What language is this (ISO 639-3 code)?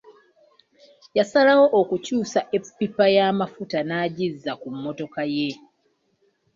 lug